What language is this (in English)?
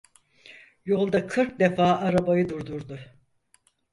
Turkish